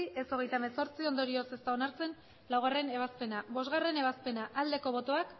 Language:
Basque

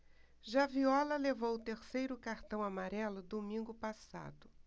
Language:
Portuguese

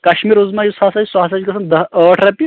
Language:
Kashmiri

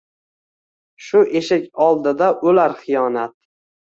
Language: Uzbek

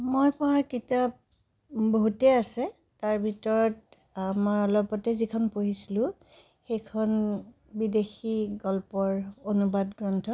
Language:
Assamese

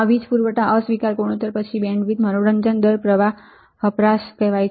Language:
Gujarati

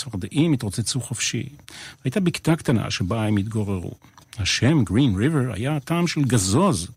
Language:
Hebrew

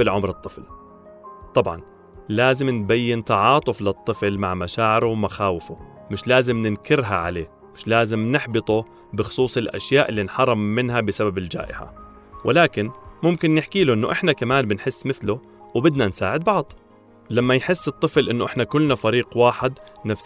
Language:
Arabic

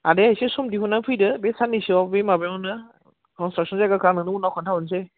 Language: Bodo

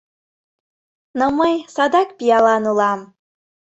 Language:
Mari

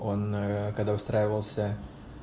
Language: Russian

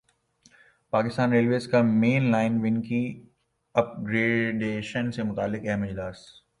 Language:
Urdu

